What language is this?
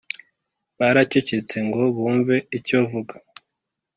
Kinyarwanda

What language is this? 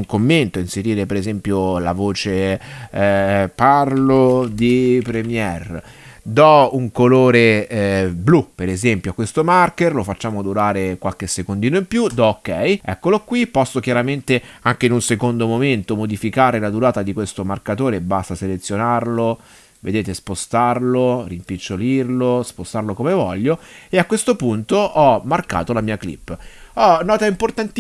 Italian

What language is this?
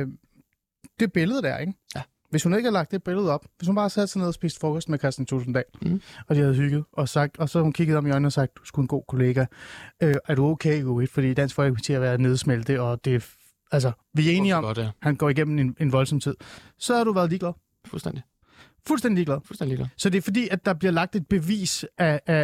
Danish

